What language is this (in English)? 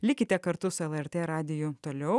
Lithuanian